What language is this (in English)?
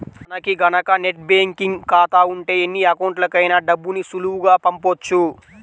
Telugu